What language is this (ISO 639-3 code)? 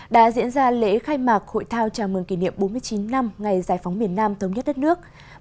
vie